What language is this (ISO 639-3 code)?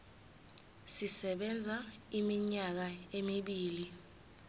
zul